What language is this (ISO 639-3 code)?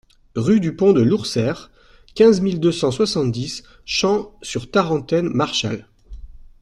fra